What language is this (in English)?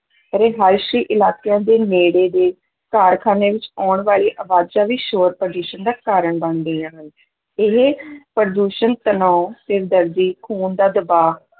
Punjabi